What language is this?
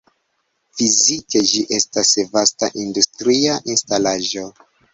Esperanto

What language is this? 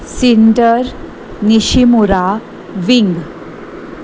Konkani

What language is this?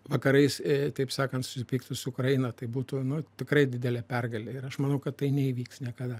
Lithuanian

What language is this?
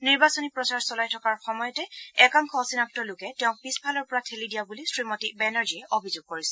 Assamese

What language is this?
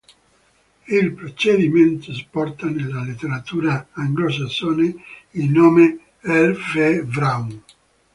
Italian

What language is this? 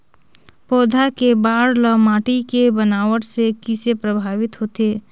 Chhattisgarhi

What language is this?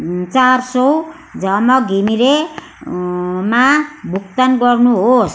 Nepali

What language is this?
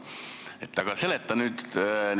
Estonian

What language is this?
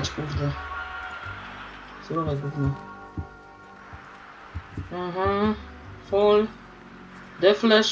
Polish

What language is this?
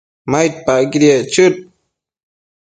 Matsés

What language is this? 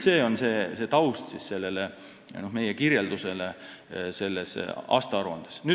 Estonian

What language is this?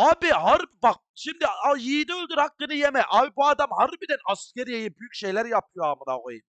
Turkish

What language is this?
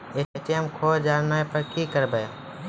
Maithili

